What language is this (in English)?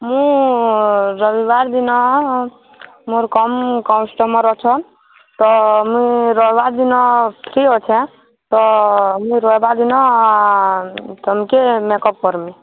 Odia